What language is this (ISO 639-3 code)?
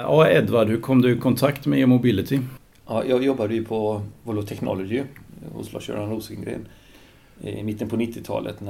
swe